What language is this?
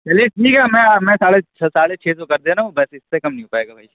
Urdu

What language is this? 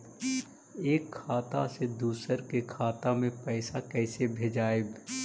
Magahi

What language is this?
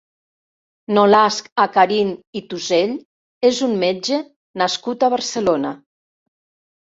Catalan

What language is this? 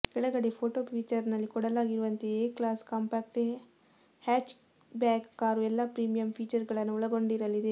Kannada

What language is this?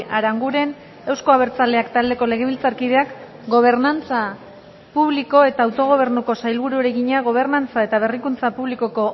Basque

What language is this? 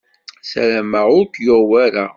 Kabyle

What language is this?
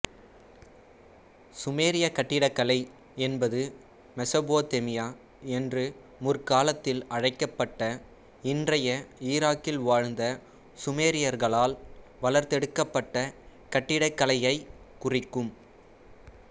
Tamil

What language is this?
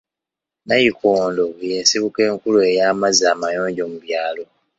Ganda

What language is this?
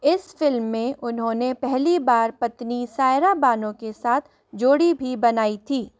Hindi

